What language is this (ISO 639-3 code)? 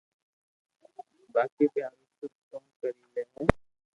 lrk